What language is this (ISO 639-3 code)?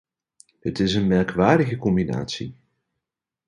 nld